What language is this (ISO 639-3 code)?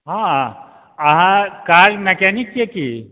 mai